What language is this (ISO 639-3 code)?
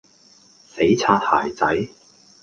yue